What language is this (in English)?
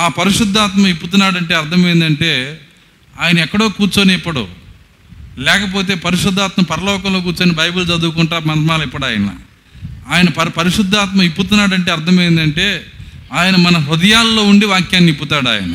Telugu